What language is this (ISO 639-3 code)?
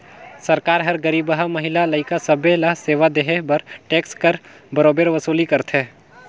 hne